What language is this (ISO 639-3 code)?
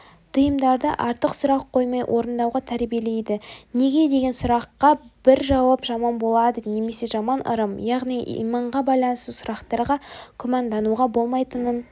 kaz